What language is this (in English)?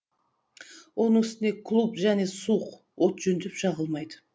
Kazakh